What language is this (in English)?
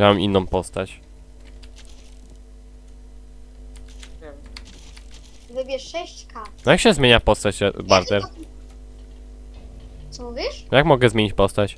Polish